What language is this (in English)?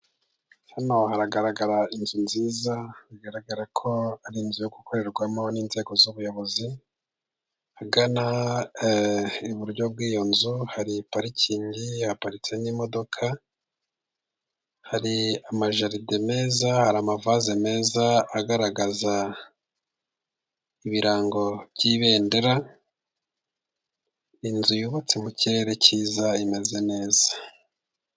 Kinyarwanda